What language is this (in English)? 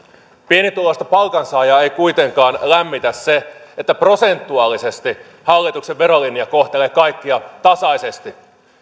Finnish